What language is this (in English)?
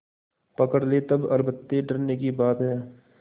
Hindi